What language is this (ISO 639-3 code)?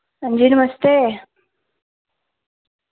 doi